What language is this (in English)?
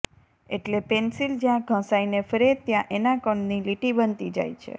Gujarati